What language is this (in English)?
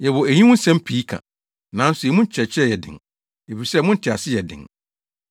Akan